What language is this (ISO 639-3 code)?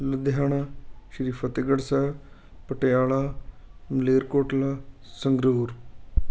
pan